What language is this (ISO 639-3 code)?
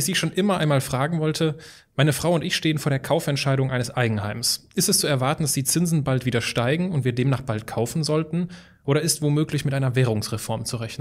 deu